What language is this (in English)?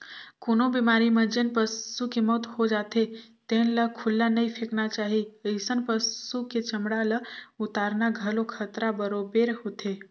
Chhattisgarhi